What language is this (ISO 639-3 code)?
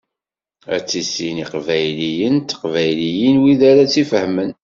kab